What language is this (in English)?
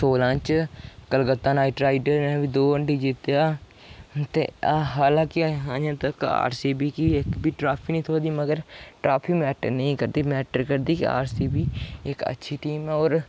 Dogri